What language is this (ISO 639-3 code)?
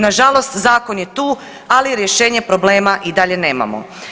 hrv